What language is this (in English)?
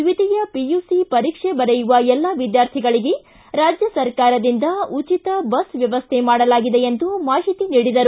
Kannada